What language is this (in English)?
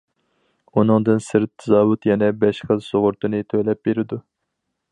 Uyghur